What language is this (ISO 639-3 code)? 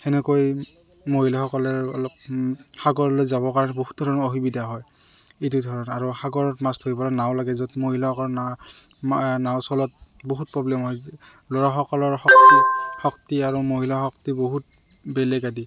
asm